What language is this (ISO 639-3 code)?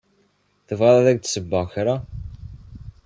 kab